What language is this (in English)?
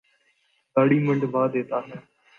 Urdu